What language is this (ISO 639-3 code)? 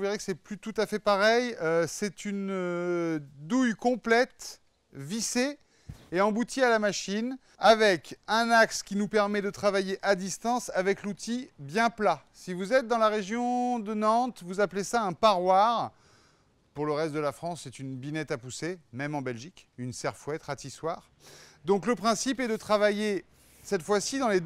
fra